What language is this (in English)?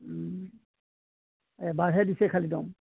Assamese